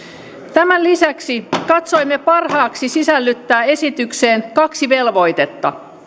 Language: Finnish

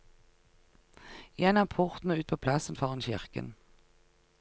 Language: Norwegian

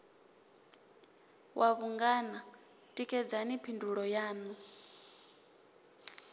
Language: Venda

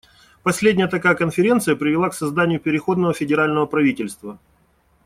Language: Russian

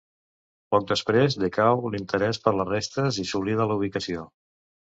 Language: Catalan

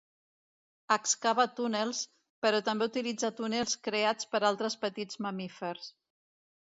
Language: Catalan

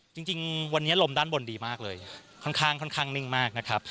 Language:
Thai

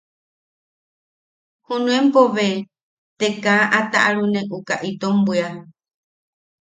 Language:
Yaqui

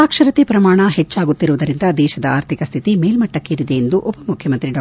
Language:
Kannada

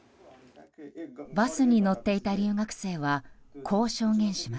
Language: Japanese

